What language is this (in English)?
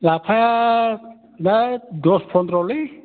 Bodo